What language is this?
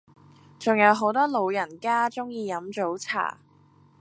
Cantonese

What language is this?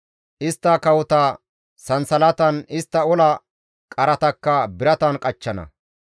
Gamo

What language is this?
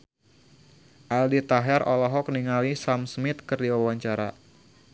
Sundanese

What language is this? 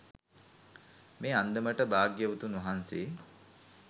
Sinhala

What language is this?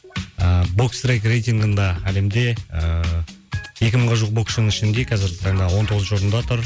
Kazakh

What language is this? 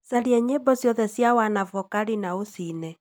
Kikuyu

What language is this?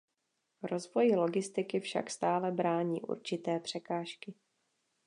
Czech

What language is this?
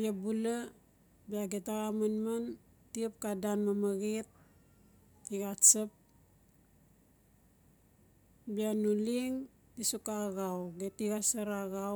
Notsi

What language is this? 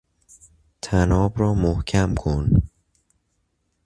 Persian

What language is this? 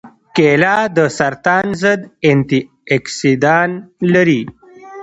Pashto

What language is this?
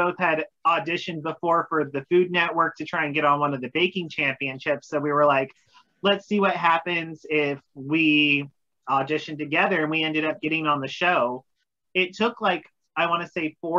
English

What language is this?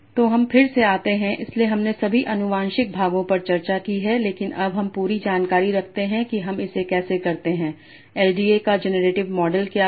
Hindi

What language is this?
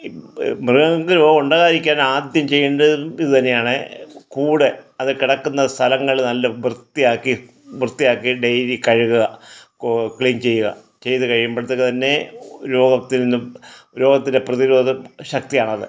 Malayalam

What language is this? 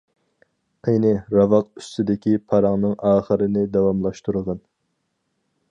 Uyghur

